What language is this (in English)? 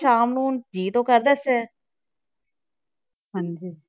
Punjabi